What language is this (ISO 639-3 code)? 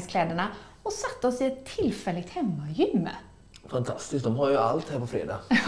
swe